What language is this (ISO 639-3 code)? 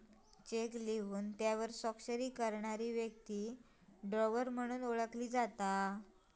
mar